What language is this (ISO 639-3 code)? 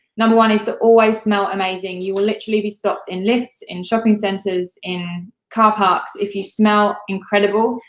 eng